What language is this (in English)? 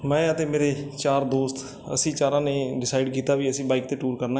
Punjabi